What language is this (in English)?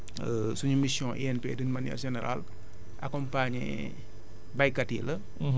Wolof